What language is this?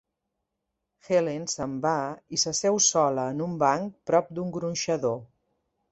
Catalan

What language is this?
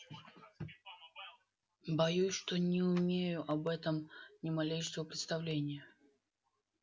Russian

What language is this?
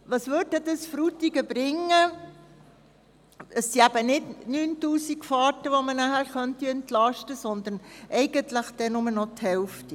Swiss German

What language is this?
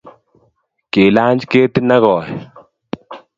Kalenjin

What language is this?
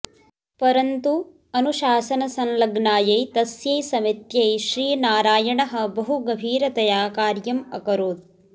Sanskrit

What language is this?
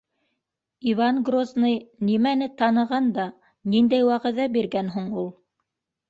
Bashkir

